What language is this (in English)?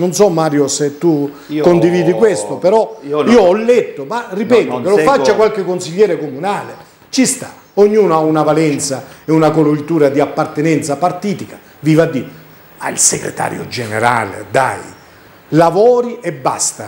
Italian